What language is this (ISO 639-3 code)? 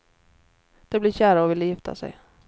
swe